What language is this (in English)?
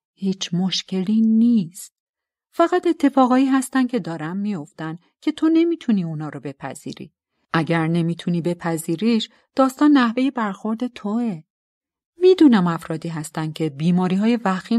Persian